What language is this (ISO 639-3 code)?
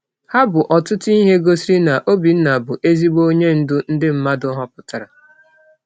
ibo